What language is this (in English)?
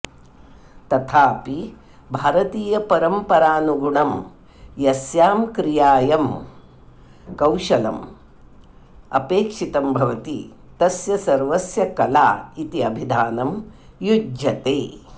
Sanskrit